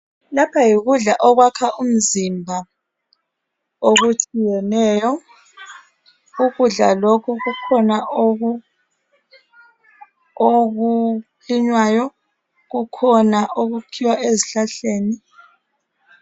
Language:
North Ndebele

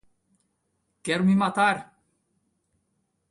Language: Portuguese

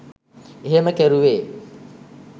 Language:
Sinhala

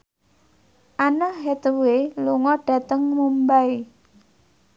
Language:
Javanese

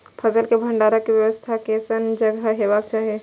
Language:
Maithili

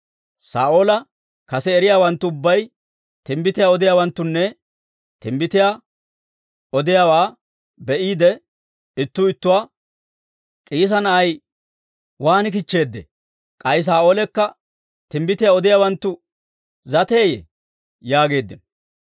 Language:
Dawro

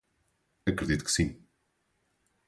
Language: Portuguese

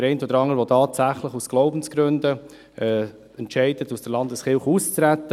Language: Swiss German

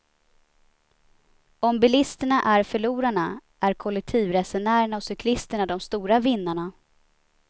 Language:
Swedish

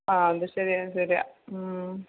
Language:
Malayalam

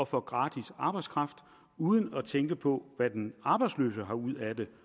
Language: Danish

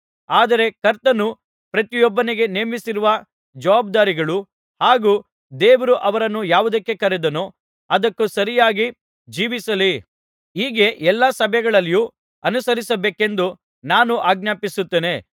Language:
Kannada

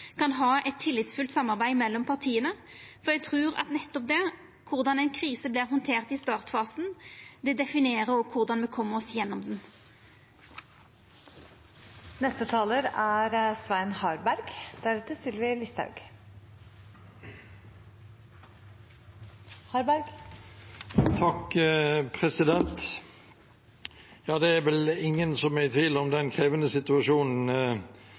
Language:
Norwegian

